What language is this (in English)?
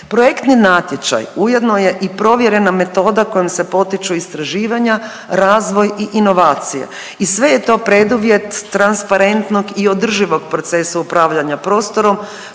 Croatian